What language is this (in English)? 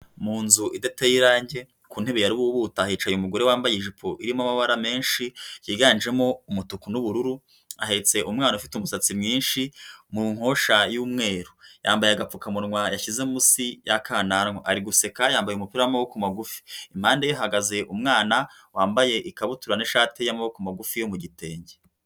Kinyarwanda